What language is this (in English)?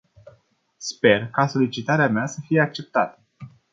Romanian